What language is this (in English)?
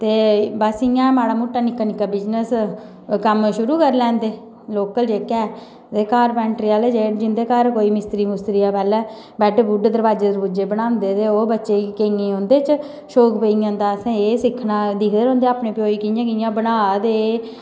Dogri